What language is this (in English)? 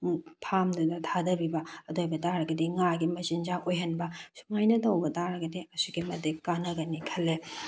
Manipuri